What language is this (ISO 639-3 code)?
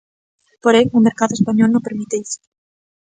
glg